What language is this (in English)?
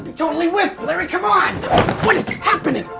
English